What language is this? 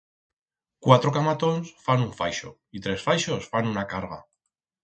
Aragonese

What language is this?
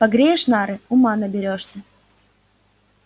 Russian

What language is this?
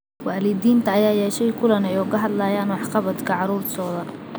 Somali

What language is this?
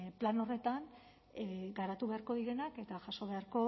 Basque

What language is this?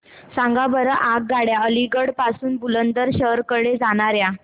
Marathi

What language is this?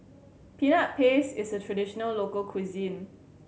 English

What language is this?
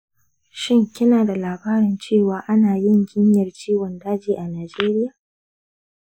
Hausa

